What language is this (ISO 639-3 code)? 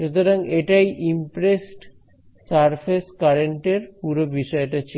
ben